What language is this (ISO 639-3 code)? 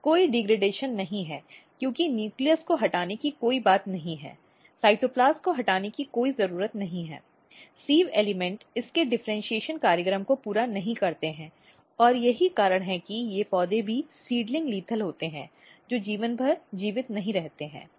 hin